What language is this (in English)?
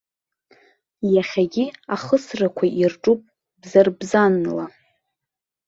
Abkhazian